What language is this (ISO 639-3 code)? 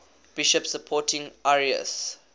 eng